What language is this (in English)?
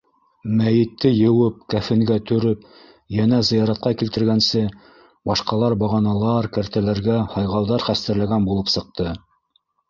Bashkir